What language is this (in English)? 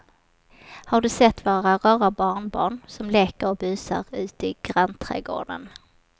Swedish